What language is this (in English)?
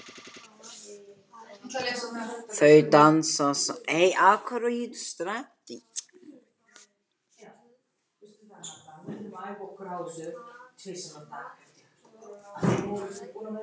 Icelandic